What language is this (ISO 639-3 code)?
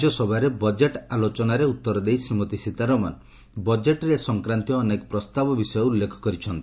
ori